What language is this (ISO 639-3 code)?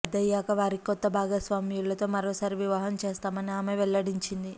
tel